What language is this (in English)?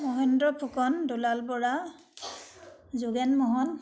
Assamese